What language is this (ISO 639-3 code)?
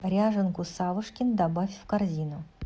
rus